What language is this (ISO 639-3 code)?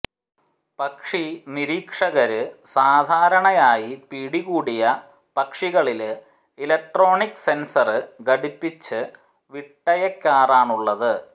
mal